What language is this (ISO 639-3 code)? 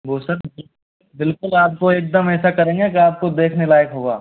hin